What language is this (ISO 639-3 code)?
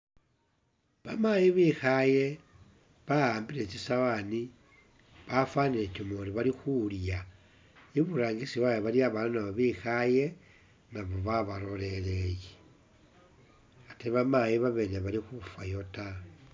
myx